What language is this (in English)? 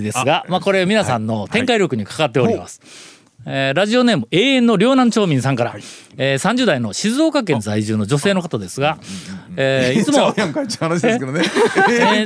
Japanese